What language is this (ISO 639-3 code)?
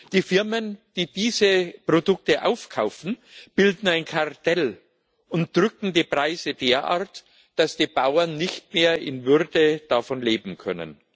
deu